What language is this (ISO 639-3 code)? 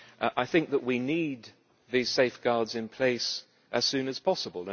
eng